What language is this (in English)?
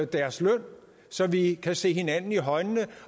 Danish